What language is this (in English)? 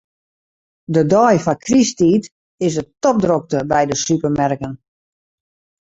Western Frisian